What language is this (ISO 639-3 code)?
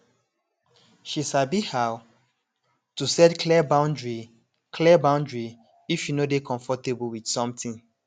pcm